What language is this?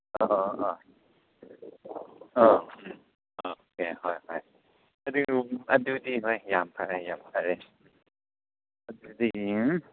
Manipuri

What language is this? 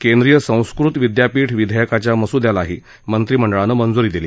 Marathi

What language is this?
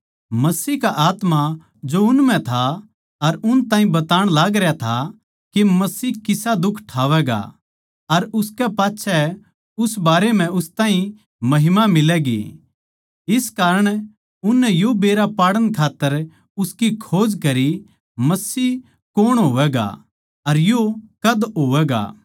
Haryanvi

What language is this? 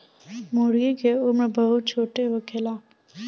Bhojpuri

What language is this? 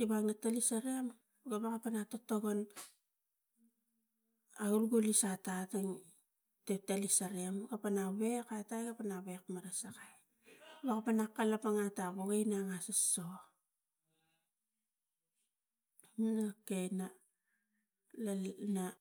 Tigak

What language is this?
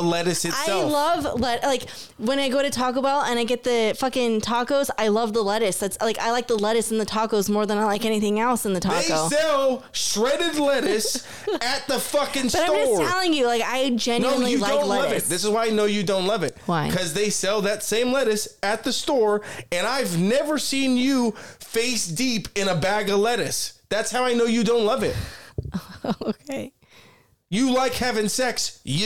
English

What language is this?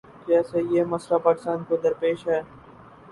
Urdu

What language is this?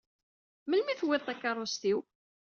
Kabyle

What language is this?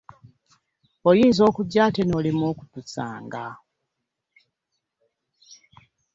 Ganda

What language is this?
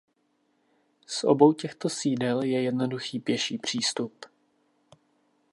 Czech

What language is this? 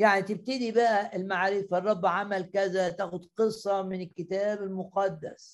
Arabic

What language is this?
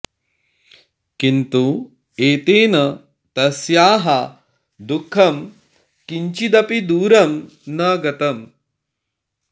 Sanskrit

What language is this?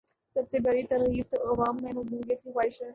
Urdu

